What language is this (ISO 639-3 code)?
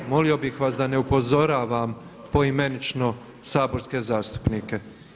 hrv